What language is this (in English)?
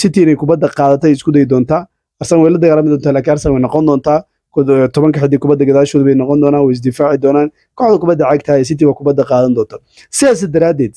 Arabic